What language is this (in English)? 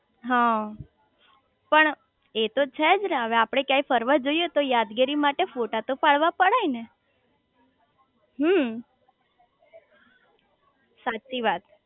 Gujarati